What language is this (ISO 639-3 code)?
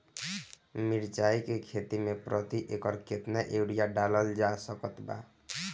bho